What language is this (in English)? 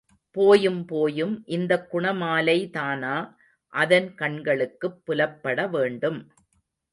Tamil